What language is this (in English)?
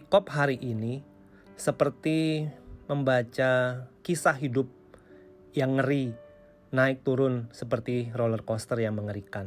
Indonesian